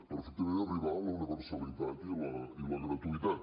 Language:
Catalan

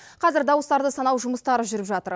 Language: Kazakh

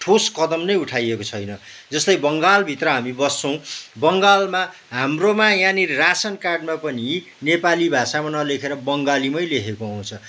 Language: Nepali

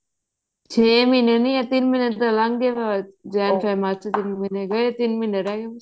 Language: Punjabi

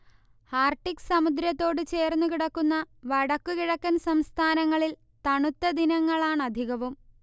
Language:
Malayalam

